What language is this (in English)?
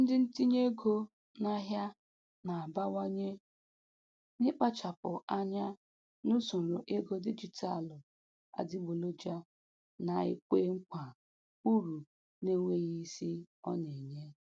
Igbo